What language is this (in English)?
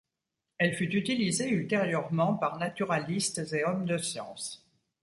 French